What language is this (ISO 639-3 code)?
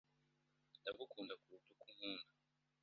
kin